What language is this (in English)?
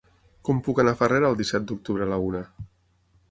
Catalan